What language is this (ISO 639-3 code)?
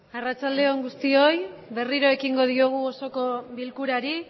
eus